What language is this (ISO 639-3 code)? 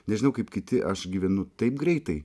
lit